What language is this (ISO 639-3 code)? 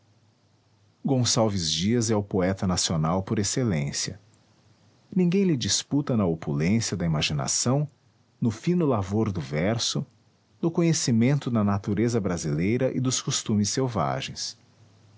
por